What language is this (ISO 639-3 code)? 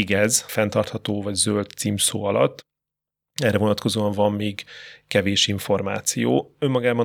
hun